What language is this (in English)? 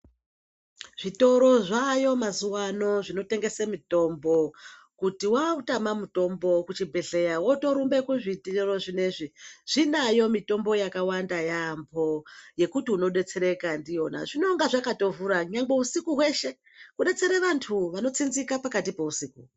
Ndau